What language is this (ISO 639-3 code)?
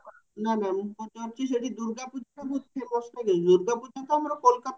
ori